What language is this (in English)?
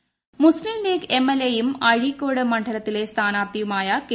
Malayalam